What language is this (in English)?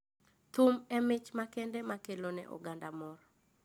Luo (Kenya and Tanzania)